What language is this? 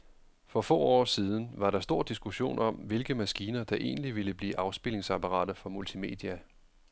Danish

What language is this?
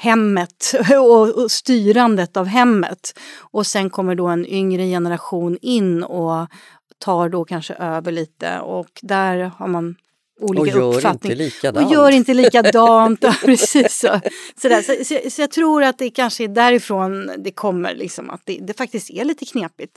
Swedish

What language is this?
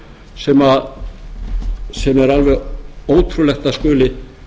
Icelandic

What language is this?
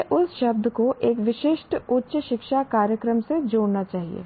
Hindi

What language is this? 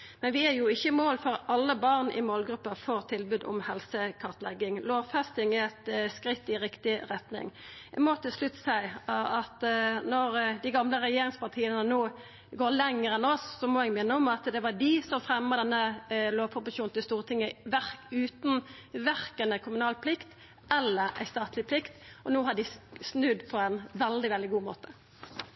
Norwegian Nynorsk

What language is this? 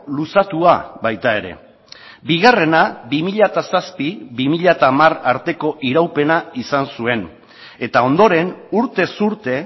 Basque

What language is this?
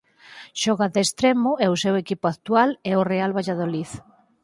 Galician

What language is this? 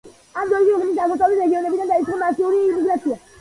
Georgian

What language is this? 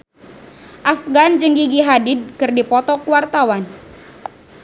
Sundanese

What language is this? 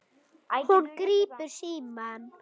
Icelandic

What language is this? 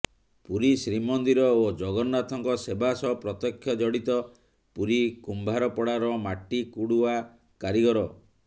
Odia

